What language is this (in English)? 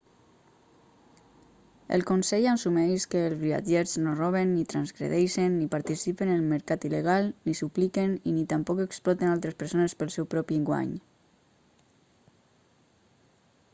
Catalan